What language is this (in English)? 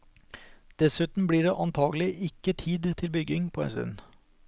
Norwegian